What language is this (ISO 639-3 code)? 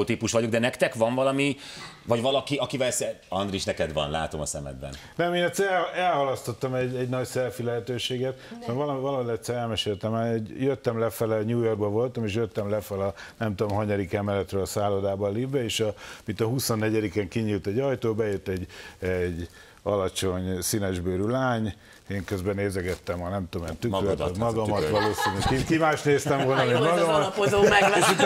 hun